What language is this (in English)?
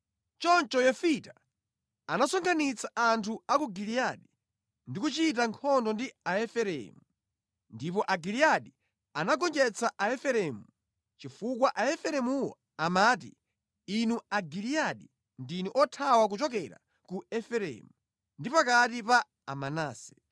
Nyanja